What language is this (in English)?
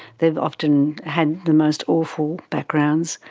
English